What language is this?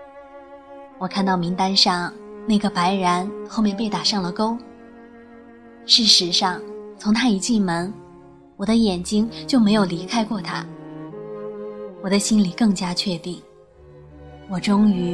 Chinese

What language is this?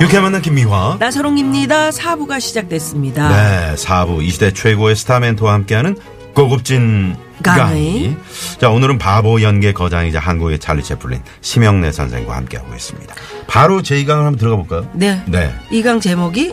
Korean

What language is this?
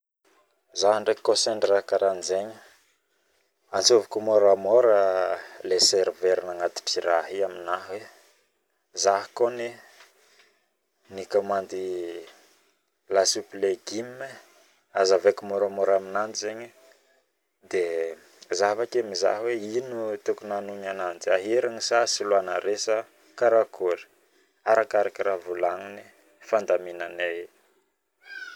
Northern Betsimisaraka Malagasy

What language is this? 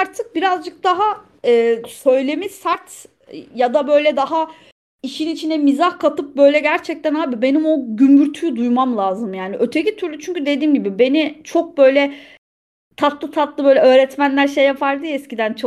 Turkish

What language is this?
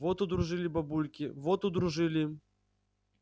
Russian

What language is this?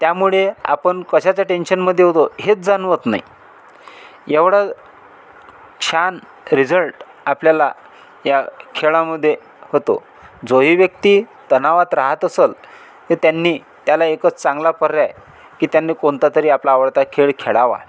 Marathi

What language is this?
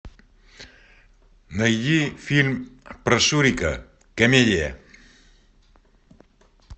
Russian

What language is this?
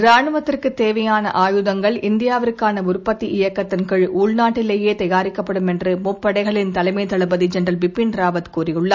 Tamil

